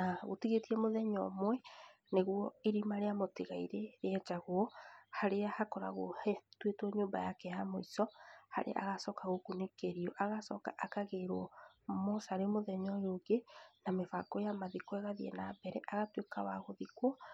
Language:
Kikuyu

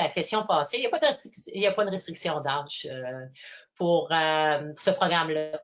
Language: French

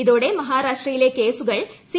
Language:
Malayalam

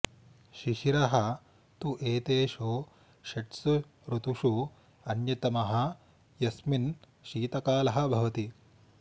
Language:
Sanskrit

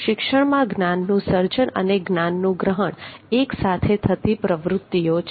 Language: Gujarati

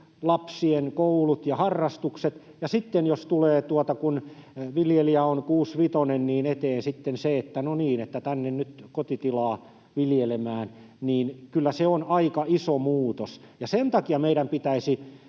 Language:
Finnish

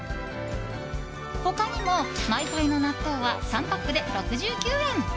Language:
Japanese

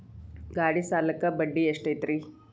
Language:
Kannada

